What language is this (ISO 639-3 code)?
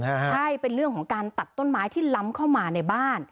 tha